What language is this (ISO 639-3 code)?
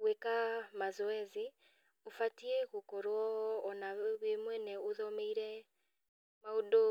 kik